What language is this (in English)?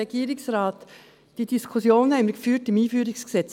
Swiss German